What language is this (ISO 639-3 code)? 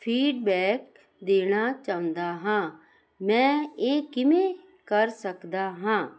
pan